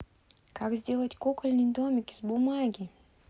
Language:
Russian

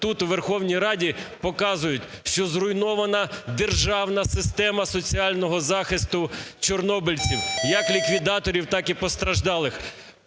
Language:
Ukrainian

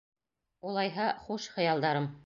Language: Bashkir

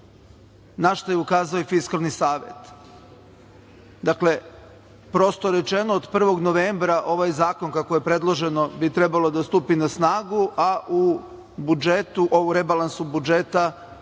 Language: Serbian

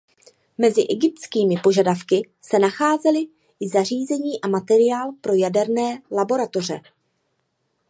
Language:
Czech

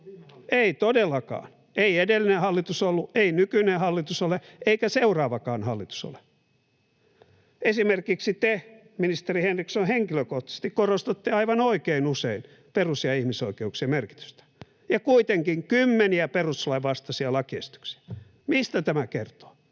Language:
Finnish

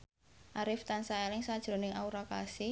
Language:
Javanese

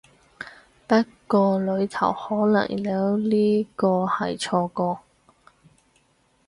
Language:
Cantonese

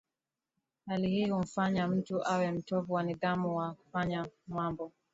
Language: Swahili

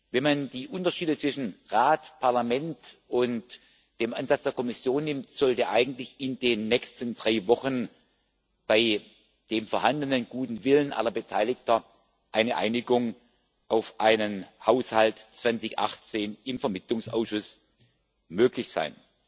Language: German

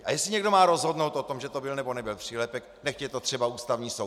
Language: Czech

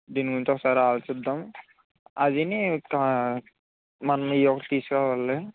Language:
Telugu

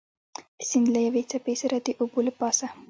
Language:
Pashto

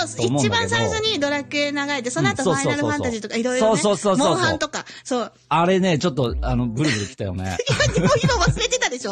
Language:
Japanese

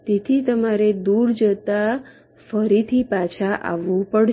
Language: Gujarati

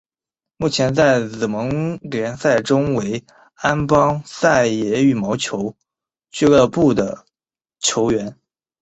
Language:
Chinese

